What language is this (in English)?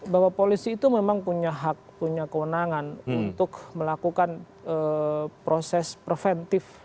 Indonesian